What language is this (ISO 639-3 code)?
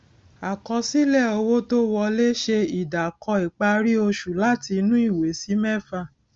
yor